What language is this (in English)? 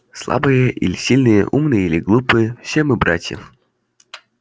Russian